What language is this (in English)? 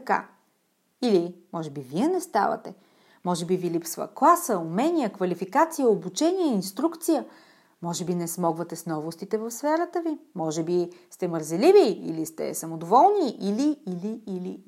Bulgarian